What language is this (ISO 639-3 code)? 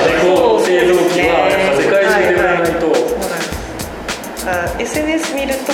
jpn